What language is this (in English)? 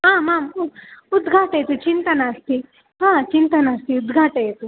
Sanskrit